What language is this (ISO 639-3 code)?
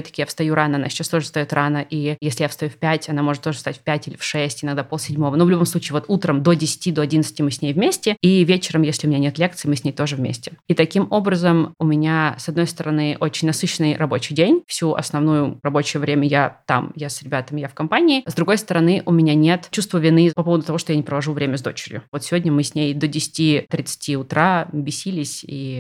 rus